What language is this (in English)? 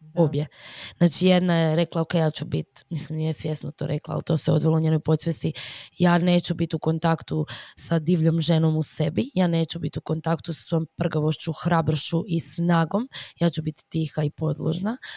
Croatian